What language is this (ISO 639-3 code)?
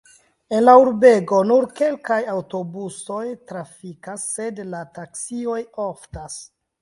epo